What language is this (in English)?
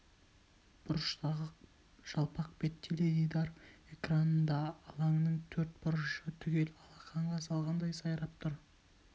Kazakh